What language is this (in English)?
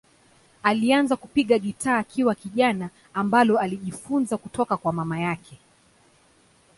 Swahili